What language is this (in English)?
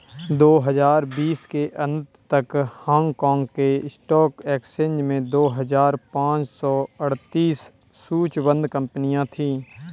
Hindi